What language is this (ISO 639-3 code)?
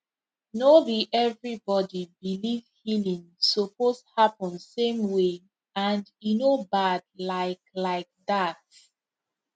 pcm